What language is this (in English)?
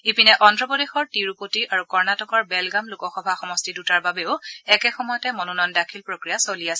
Assamese